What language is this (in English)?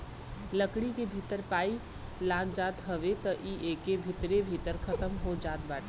Bhojpuri